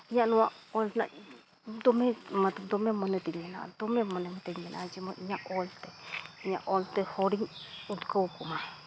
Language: Santali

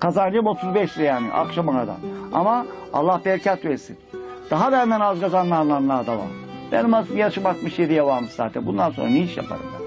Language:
Turkish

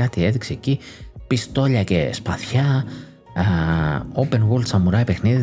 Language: Greek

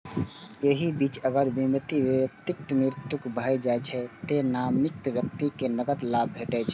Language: Maithili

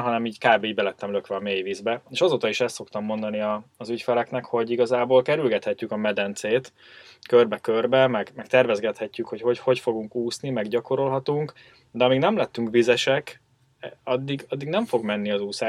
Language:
Hungarian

